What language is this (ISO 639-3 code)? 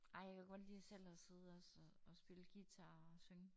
dan